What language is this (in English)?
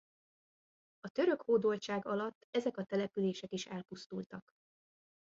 Hungarian